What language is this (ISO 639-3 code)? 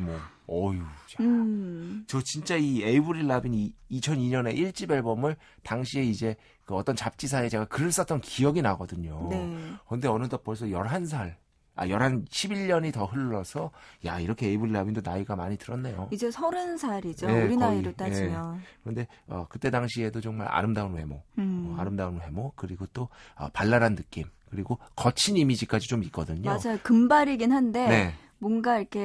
kor